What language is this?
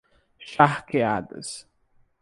Portuguese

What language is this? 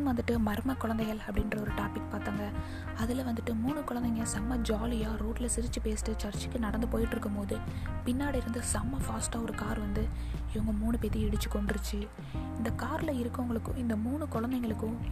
Tamil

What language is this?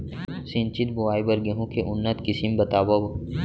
Chhattisgarhi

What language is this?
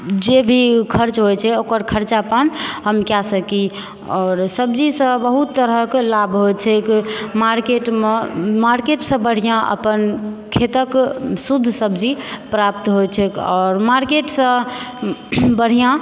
Maithili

